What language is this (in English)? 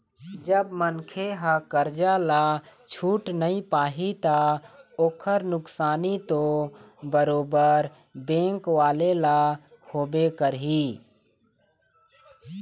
Chhattisgarhi